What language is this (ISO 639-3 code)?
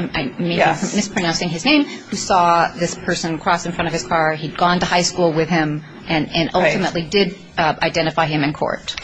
eng